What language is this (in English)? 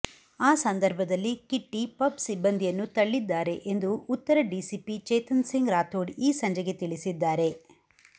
Kannada